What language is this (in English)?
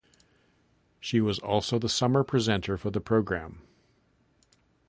English